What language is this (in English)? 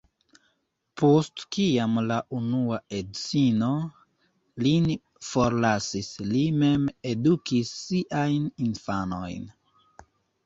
Esperanto